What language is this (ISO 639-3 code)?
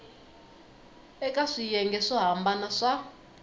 tso